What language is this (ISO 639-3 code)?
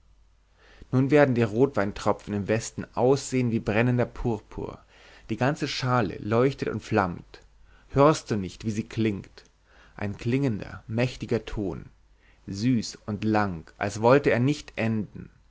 deu